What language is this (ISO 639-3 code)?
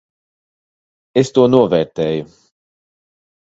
lav